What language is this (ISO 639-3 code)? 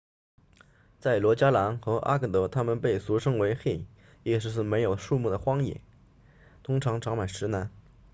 zho